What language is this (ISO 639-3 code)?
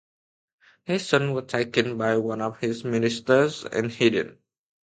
eng